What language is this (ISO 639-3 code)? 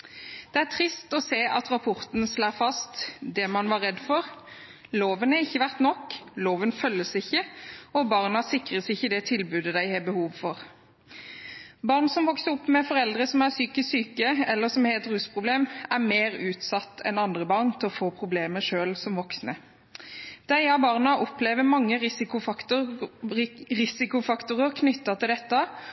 nob